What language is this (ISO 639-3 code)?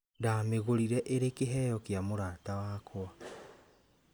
kik